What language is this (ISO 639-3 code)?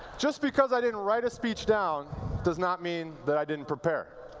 eng